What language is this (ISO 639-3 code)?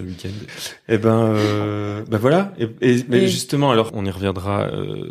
fra